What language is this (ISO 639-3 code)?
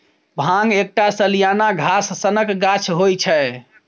mai